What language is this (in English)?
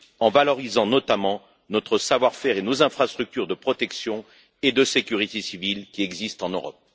French